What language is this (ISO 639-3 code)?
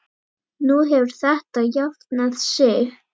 isl